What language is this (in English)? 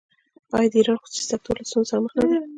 Pashto